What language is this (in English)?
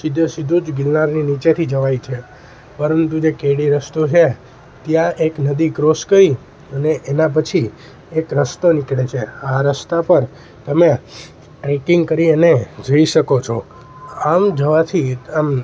Gujarati